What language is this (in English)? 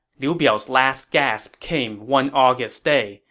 English